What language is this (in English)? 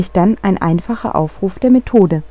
German